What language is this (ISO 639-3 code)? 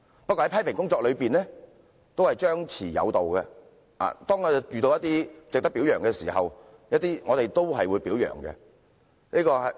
yue